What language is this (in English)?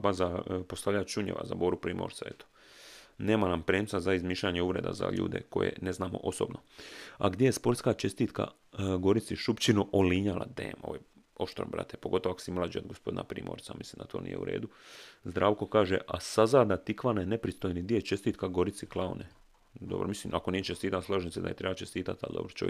Croatian